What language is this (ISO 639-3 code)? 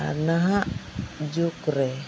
sat